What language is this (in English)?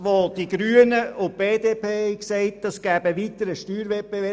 Swiss German